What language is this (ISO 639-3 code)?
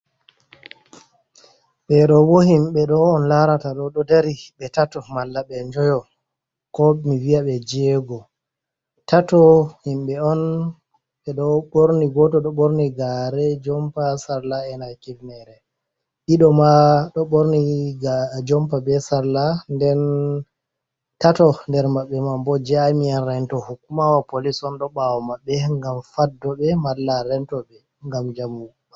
ful